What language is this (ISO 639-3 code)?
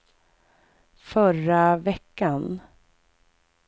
swe